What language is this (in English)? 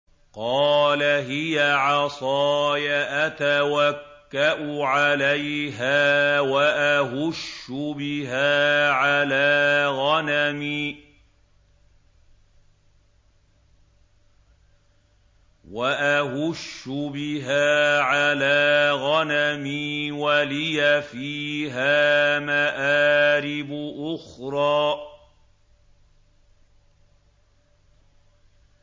Arabic